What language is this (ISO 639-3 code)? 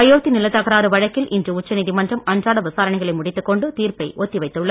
tam